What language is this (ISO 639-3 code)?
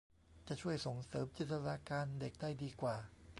tha